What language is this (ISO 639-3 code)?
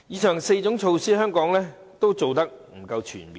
yue